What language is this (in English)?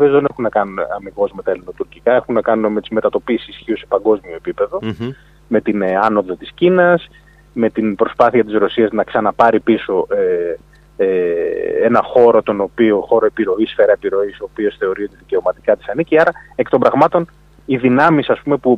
Greek